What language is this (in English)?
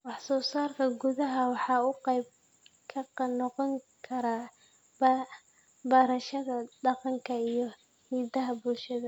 Somali